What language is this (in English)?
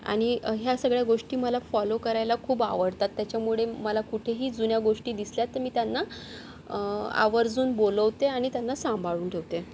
Marathi